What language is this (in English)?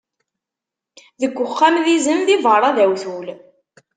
Kabyle